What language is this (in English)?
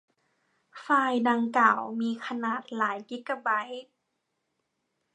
Thai